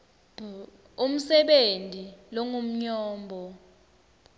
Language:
Swati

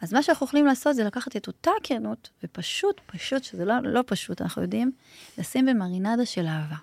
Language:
Hebrew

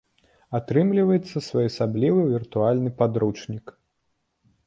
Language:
Belarusian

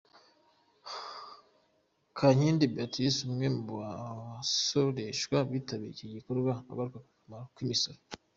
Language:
Kinyarwanda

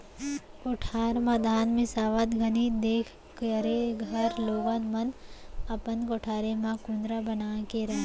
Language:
Chhattisgarhi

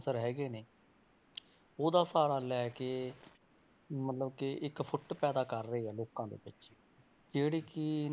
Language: Punjabi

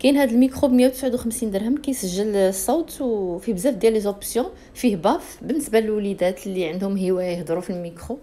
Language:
Arabic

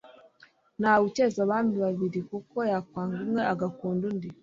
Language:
Kinyarwanda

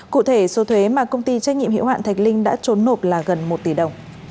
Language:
Vietnamese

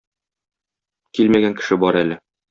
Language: Tatar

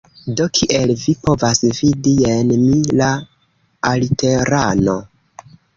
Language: Esperanto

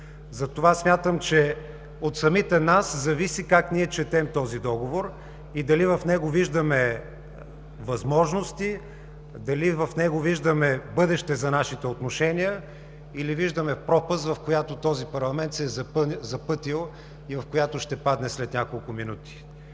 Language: Bulgarian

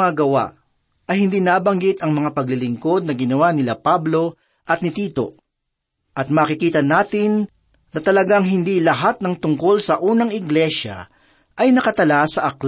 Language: Filipino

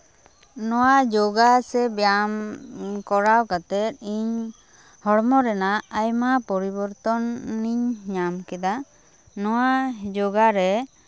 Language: Santali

